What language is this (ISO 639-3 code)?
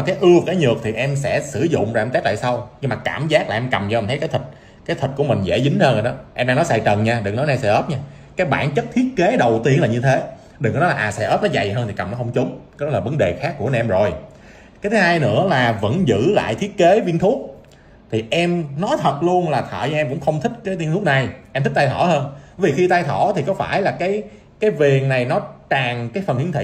vie